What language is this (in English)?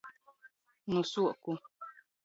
Latgalian